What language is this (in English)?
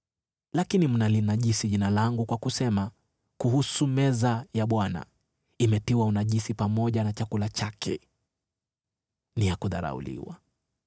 Swahili